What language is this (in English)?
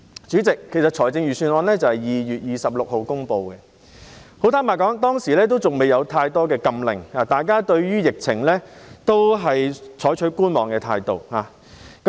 Cantonese